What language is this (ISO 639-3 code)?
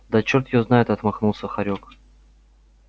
rus